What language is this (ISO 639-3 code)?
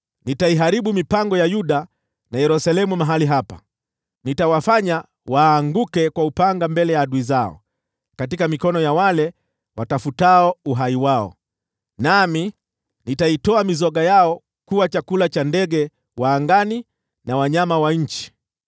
swa